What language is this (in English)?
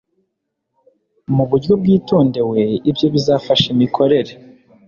Kinyarwanda